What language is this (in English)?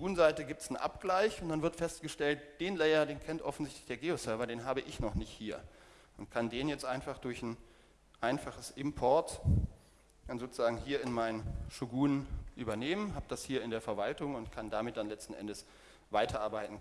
German